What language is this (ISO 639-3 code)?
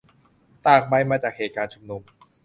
tha